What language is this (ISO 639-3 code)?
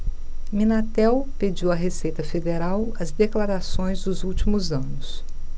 por